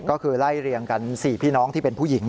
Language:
Thai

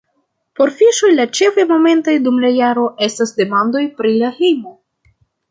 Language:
Esperanto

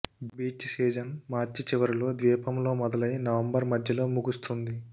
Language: Telugu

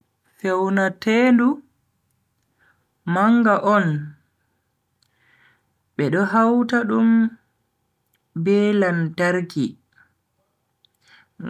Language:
Bagirmi Fulfulde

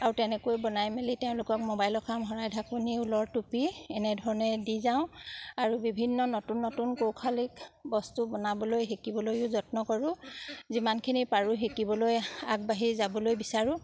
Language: Assamese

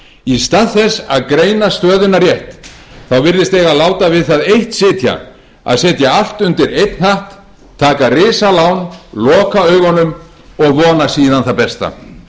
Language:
Icelandic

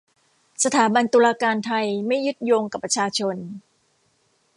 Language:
Thai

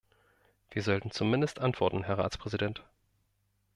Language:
German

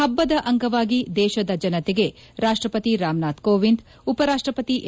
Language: Kannada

